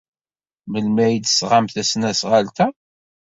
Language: Kabyle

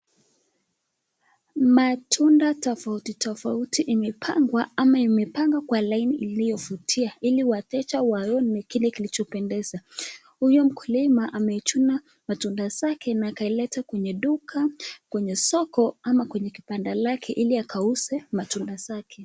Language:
Swahili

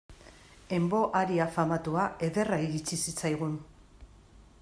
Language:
Basque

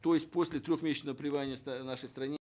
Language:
Kazakh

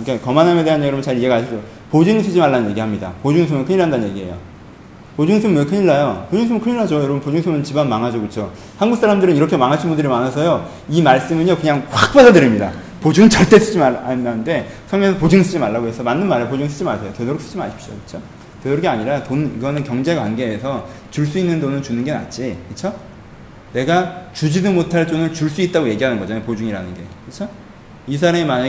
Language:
Korean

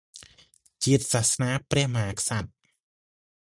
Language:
Khmer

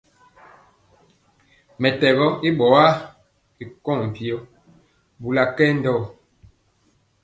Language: Mpiemo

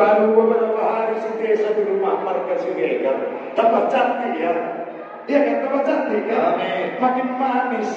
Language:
Indonesian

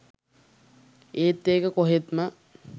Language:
Sinhala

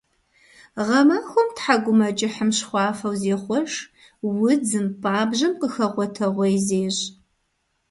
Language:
Kabardian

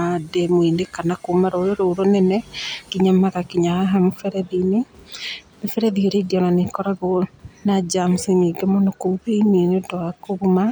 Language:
Kikuyu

